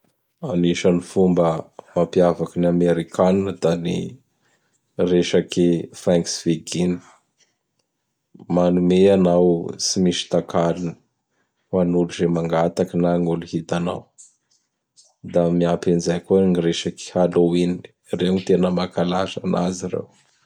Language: Bara Malagasy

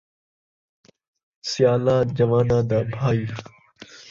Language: Saraiki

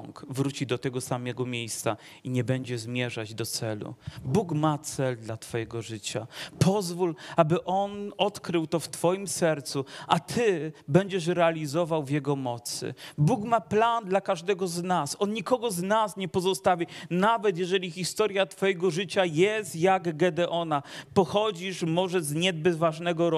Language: Polish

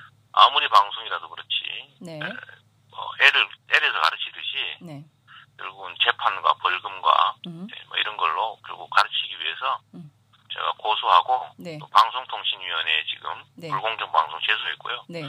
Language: Korean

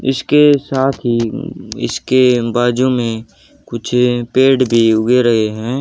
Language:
Hindi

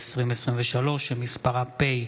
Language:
Hebrew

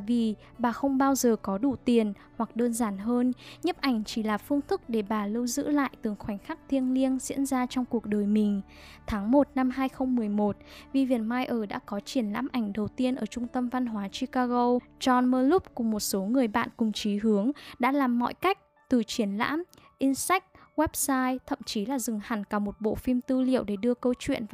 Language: Vietnamese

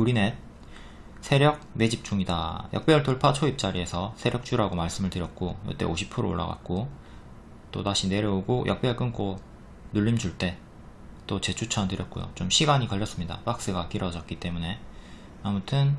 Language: Korean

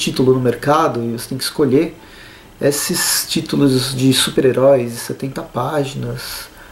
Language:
Portuguese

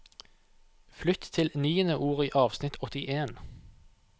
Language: Norwegian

